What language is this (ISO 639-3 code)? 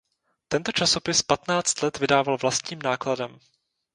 ces